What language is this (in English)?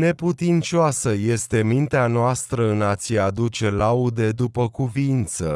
Romanian